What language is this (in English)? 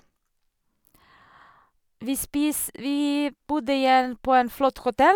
Norwegian